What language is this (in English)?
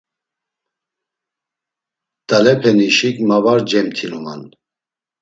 Laz